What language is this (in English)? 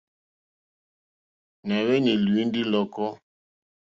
Mokpwe